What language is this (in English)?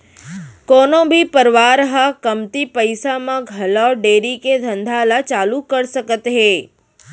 Chhattisgarhi